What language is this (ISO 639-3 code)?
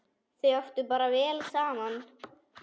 isl